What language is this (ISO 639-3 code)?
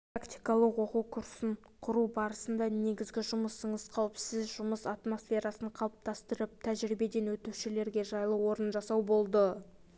kaz